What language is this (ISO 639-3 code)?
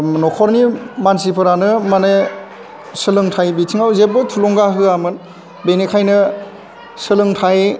brx